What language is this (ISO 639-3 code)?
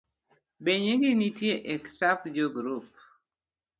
luo